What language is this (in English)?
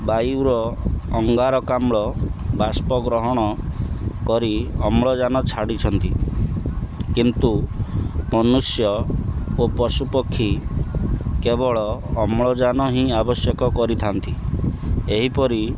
Odia